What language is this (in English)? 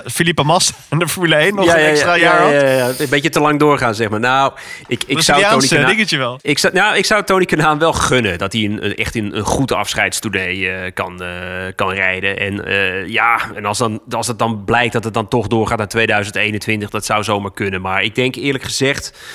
Dutch